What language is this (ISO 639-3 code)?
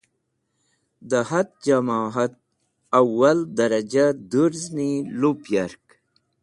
wbl